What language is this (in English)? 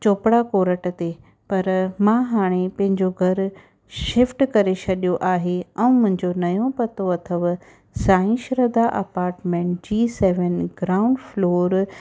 Sindhi